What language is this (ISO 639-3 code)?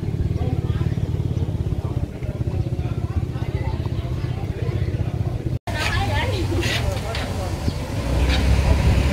vie